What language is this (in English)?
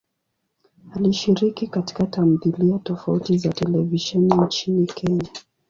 Swahili